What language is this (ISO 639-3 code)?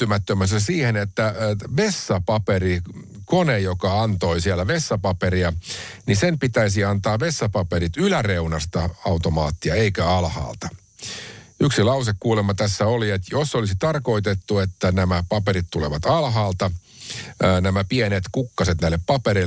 fin